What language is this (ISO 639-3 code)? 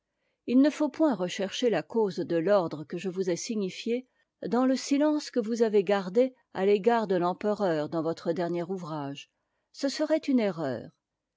fra